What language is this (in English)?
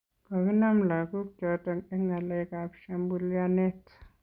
Kalenjin